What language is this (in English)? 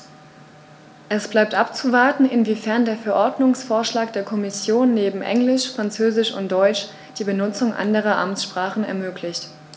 German